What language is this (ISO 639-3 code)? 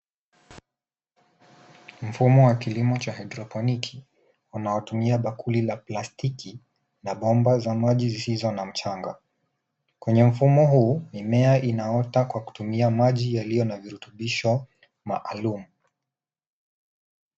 swa